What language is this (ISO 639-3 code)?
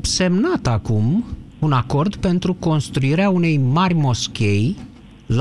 ron